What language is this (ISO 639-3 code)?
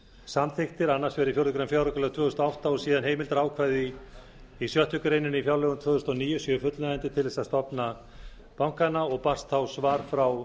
isl